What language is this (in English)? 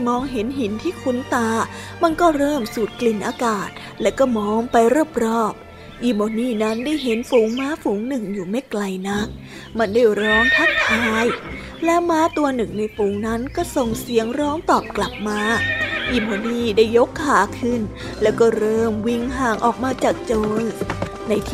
Thai